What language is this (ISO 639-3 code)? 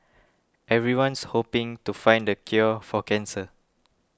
eng